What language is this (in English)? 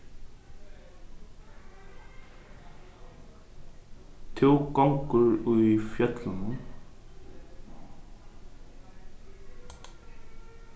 Faroese